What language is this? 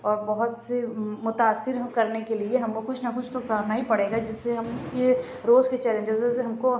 Urdu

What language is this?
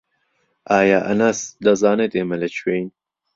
Central Kurdish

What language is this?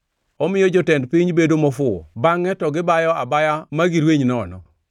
Luo (Kenya and Tanzania)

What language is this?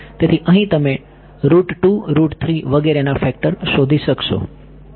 Gujarati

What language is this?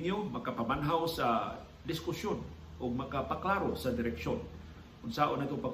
Filipino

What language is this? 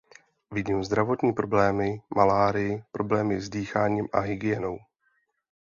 Czech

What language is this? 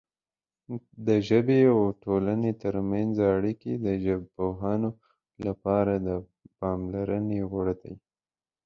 Pashto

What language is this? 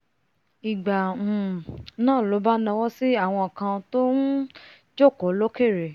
Yoruba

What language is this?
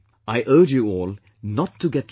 English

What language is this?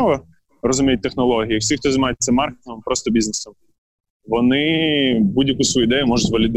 Ukrainian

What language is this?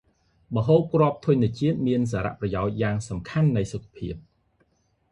Khmer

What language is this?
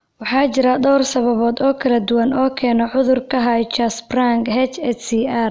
Somali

